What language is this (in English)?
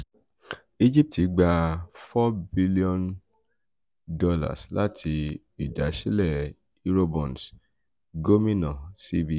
Yoruba